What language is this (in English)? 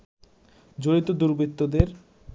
Bangla